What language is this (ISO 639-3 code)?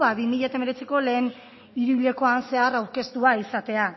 eus